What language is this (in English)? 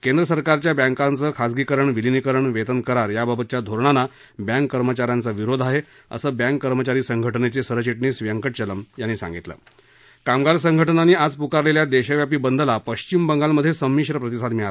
Marathi